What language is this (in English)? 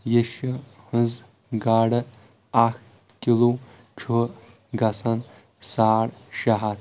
Kashmiri